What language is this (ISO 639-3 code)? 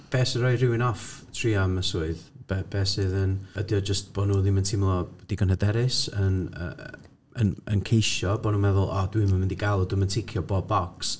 cym